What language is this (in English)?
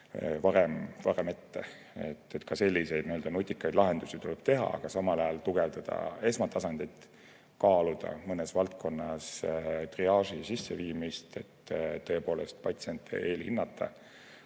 Estonian